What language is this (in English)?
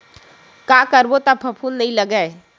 Chhattisgarhi